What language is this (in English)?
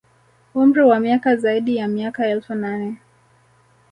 Swahili